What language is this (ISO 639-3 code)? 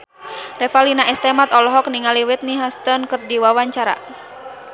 sun